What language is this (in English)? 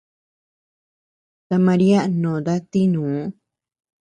Tepeuxila Cuicatec